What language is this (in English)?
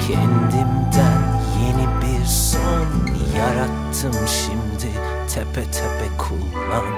Turkish